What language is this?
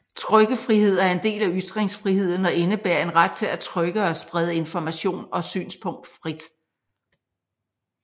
Danish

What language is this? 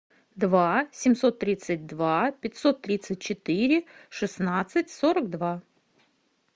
Russian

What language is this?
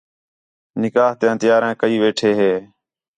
Khetrani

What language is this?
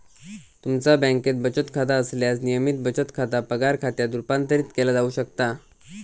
Marathi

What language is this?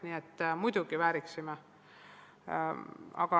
Estonian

